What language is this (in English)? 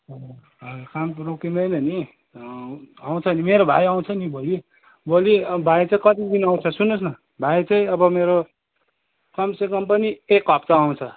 Nepali